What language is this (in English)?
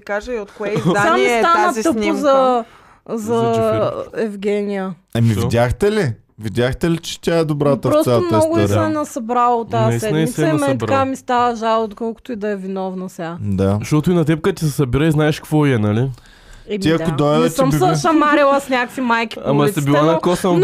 Bulgarian